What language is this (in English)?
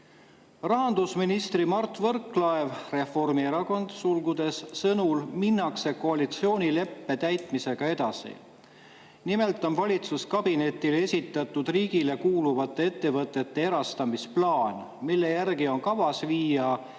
Estonian